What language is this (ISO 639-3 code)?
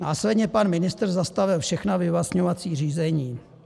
ces